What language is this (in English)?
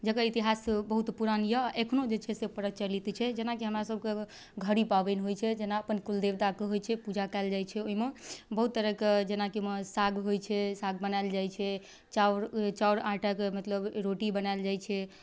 Maithili